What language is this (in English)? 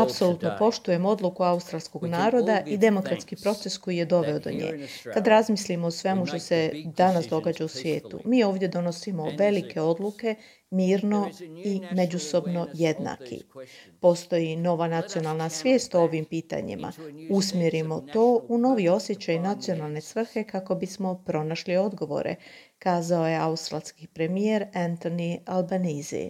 Croatian